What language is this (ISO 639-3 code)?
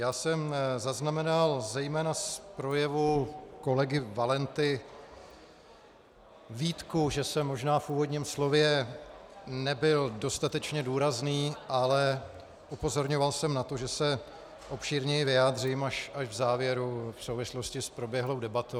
ces